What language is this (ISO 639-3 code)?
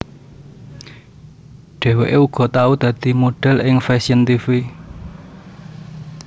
jav